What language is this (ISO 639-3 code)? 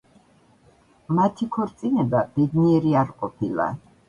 kat